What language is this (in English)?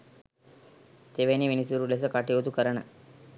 Sinhala